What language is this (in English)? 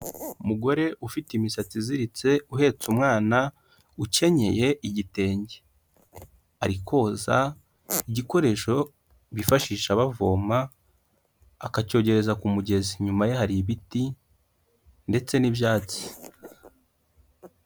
Kinyarwanda